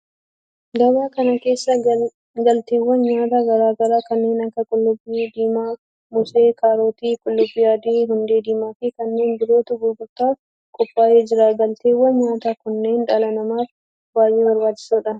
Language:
Oromo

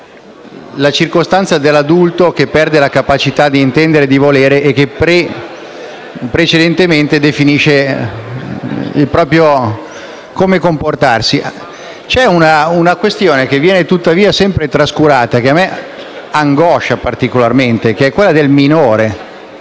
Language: Italian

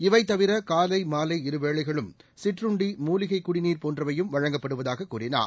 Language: Tamil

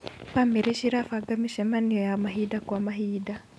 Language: Kikuyu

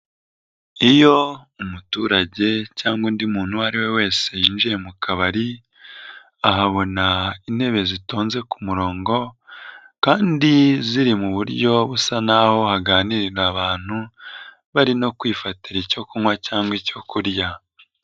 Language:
Kinyarwanda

